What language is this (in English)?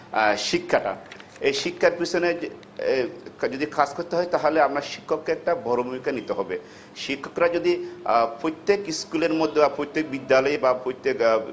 Bangla